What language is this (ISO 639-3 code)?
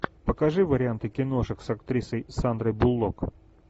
rus